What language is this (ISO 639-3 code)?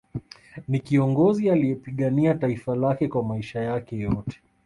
swa